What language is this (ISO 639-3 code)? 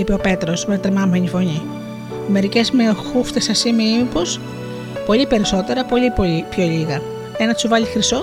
ell